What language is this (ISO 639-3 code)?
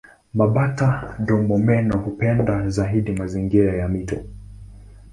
swa